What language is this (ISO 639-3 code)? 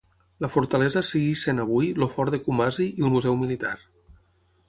cat